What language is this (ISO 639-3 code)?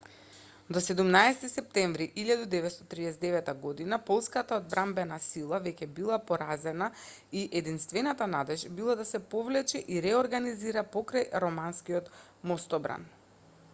mkd